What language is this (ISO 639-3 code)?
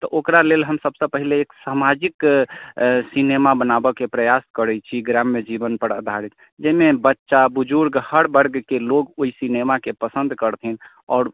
mai